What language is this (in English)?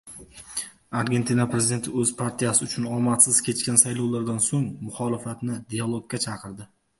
Uzbek